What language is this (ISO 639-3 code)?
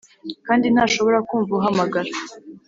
kin